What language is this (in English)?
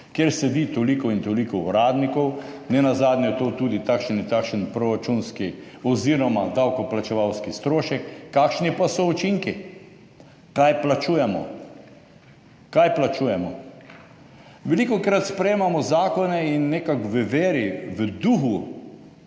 Slovenian